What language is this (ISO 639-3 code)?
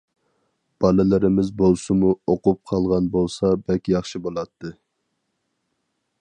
uig